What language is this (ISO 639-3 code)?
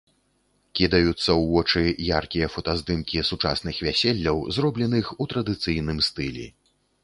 bel